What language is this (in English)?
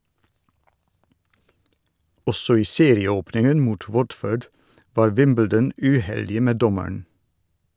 Norwegian